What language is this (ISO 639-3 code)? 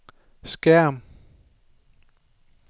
dan